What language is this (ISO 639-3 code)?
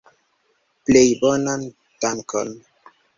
epo